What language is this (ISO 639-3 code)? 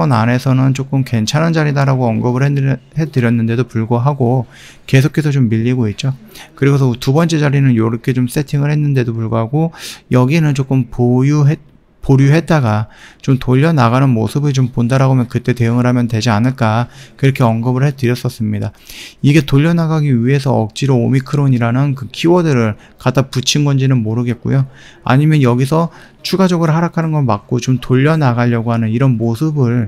kor